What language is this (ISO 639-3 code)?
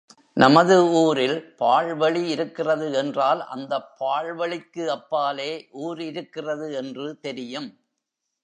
tam